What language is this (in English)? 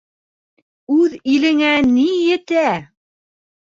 Bashkir